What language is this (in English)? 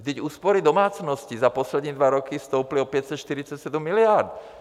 Czech